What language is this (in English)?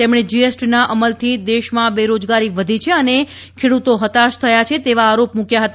Gujarati